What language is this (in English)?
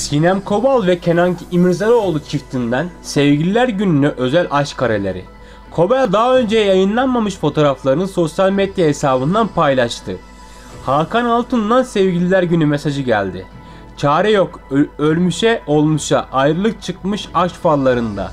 Turkish